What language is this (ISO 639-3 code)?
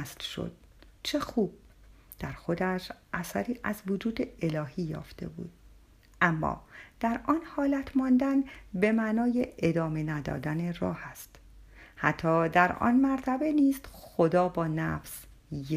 fas